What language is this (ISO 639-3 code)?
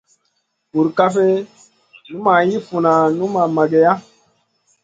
mcn